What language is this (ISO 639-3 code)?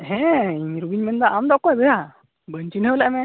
sat